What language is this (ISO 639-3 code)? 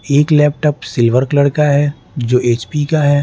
hin